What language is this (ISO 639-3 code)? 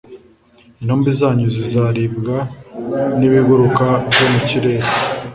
kin